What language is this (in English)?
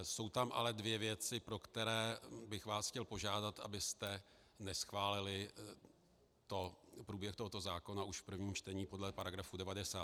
Czech